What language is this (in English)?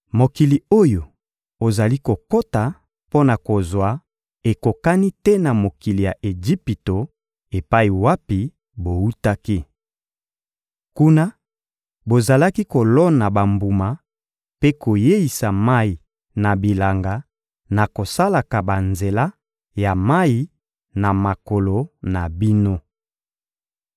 Lingala